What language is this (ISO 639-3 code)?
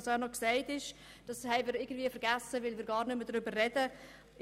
gsw